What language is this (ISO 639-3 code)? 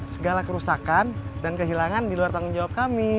ind